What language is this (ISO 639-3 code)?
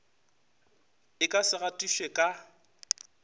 nso